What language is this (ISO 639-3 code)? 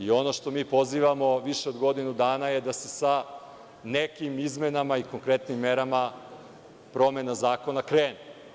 srp